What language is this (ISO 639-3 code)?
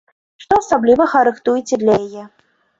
bel